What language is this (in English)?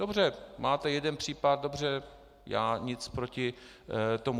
Czech